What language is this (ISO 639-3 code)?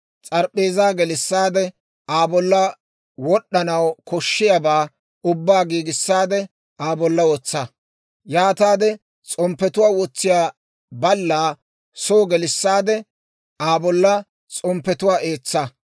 dwr